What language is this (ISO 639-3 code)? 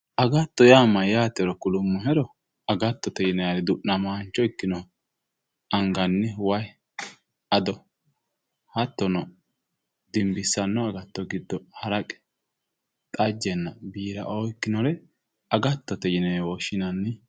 sid